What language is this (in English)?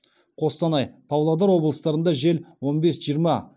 Kazakh